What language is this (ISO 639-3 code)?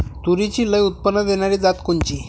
mar